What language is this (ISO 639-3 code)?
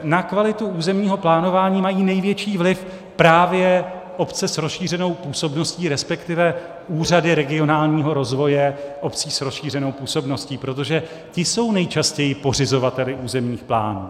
ces